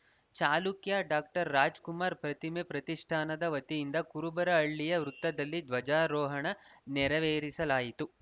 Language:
Kannada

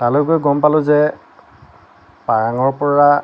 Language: Assamese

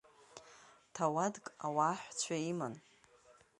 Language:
Abkhazian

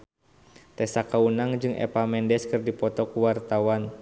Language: Sundanese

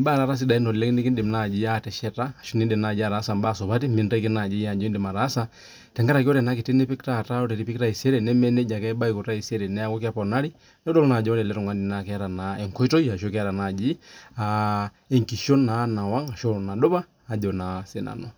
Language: Masai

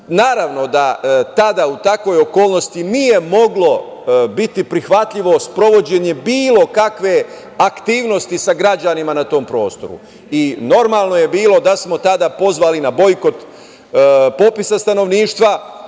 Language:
Serbian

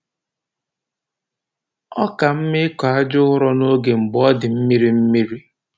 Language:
Igbo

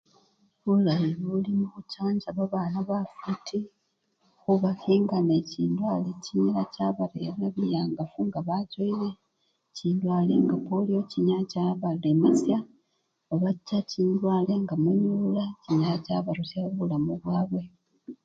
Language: Luyia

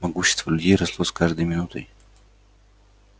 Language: Russian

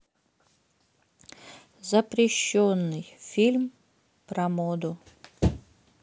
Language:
Russian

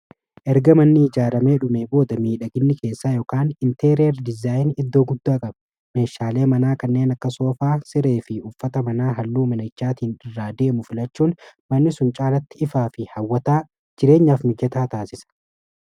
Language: Oromo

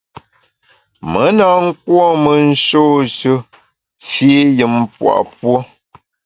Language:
Bamun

